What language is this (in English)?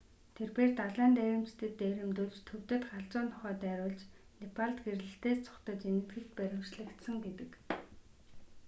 Mongolian